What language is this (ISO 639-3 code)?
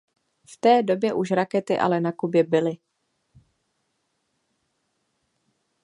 ces